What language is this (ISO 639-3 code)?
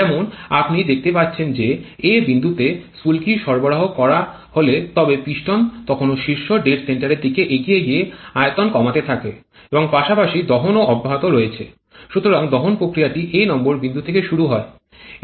ben